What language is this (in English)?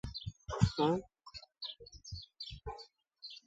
Yauyos Quechua